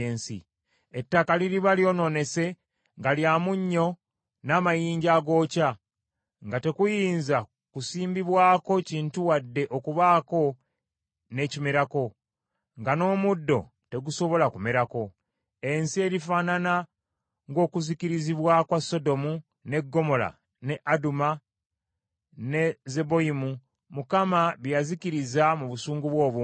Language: Ganda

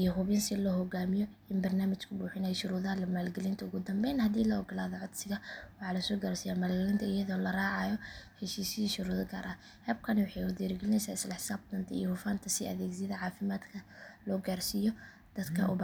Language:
Somali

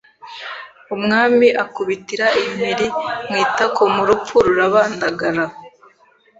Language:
Kinyarwanda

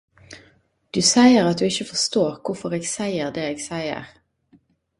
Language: Norwegian Nynorsk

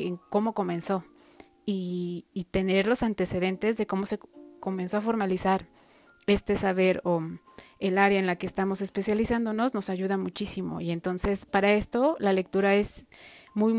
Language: Spanish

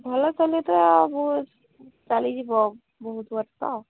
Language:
Odia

